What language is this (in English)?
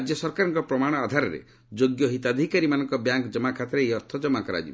Odia